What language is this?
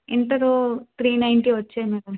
Telugu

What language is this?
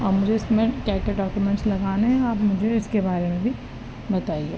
Urdu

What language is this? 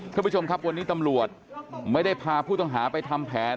Thai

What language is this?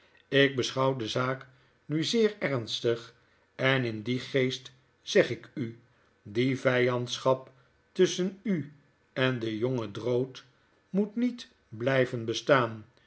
Dutch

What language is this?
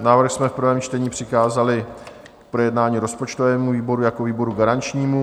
Czech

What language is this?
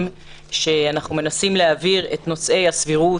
Hebrew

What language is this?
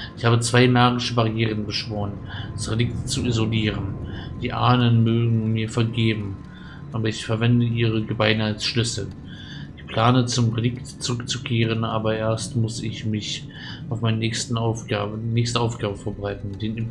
German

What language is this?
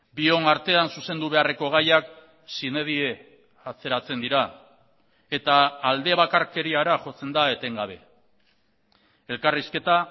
Basque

